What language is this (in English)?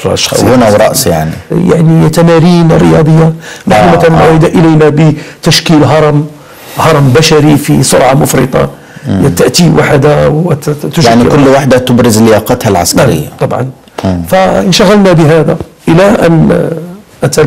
Arabic